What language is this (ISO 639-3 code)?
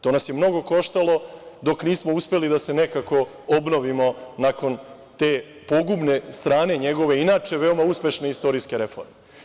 srp